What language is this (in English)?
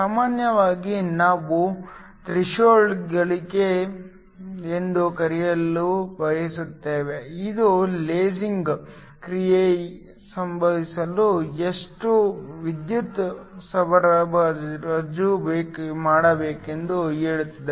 Kannada